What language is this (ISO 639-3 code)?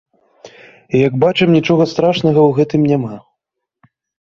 bel